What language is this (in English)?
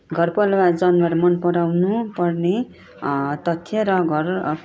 Nepali